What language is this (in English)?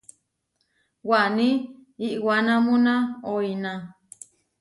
Huarijio